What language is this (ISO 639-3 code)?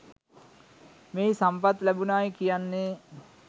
sin